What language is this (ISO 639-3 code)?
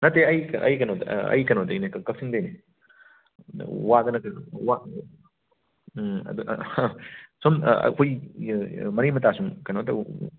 mni